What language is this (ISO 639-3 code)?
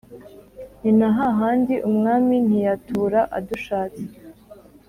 kin